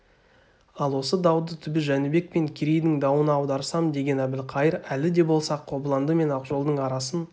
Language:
Kazakh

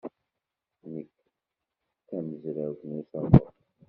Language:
Kabyle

